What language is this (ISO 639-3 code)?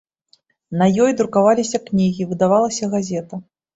bel